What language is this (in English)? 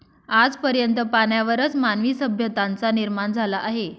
Marathi